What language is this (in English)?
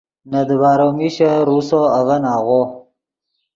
Yidgha